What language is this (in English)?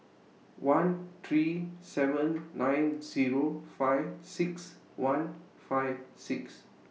English